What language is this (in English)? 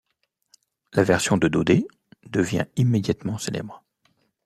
French